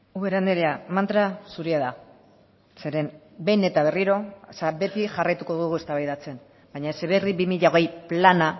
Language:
Basque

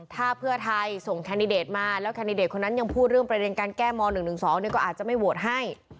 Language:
Thai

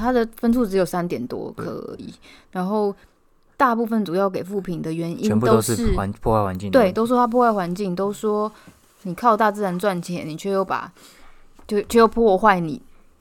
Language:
Chinese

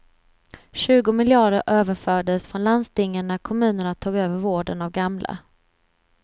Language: Swedish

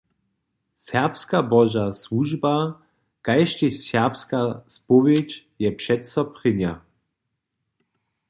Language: Upper Sorbian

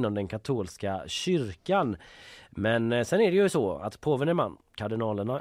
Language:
Swedish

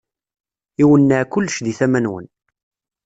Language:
Kabyle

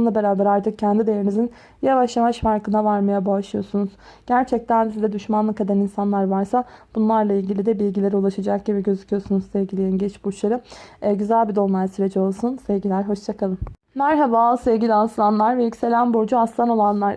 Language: Turkish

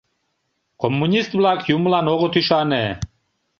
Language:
Mari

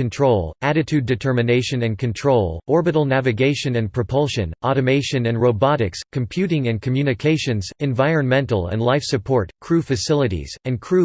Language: English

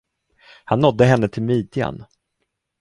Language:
Swedish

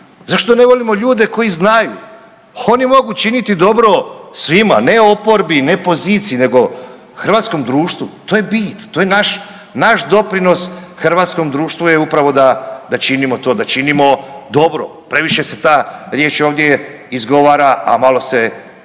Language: Croatian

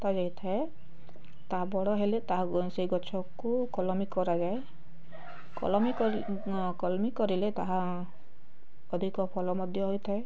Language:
Odia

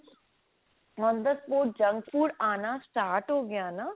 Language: Punjabi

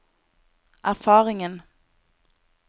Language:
Norwegian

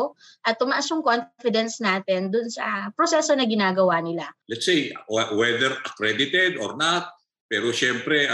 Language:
Filipino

